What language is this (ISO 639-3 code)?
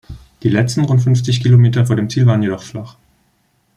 deu